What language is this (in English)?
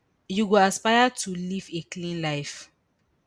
Nigerian Pidgin